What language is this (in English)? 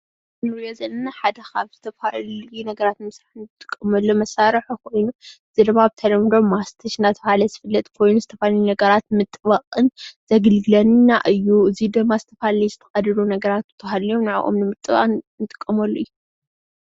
Tigrinya